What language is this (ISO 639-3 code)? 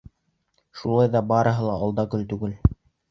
bak